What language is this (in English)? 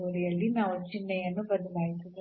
Kannada